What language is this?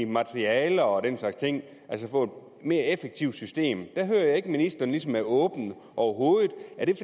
Danish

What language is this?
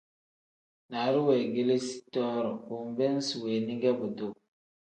Tem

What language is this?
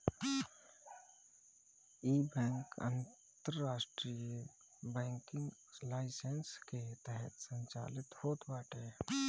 Bhojpuri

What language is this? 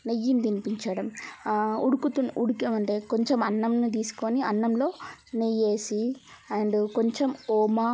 Telugu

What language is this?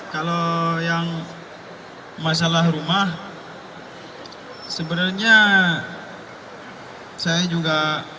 Indonesian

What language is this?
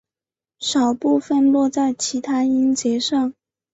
Chinese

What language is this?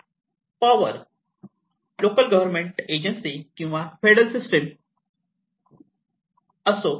Marathi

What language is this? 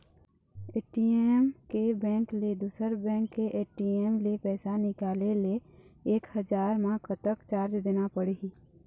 Chhattisgarhi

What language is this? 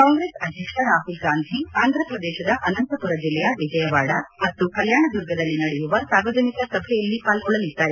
Kannada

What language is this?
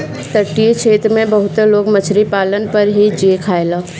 Bhojpuri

